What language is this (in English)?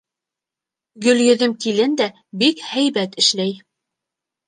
Bashkir